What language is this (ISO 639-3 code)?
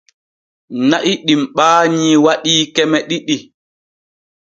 fue